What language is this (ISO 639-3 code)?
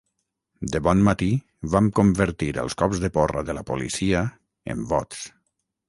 cat